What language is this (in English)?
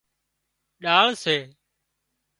Wadiyara Koli